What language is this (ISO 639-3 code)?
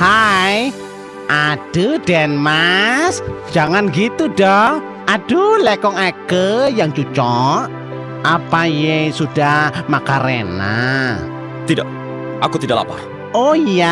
ind